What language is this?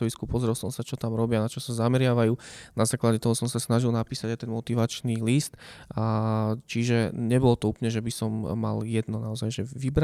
Slovak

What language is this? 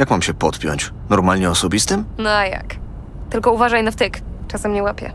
Polish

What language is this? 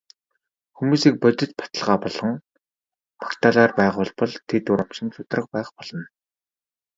Mongolian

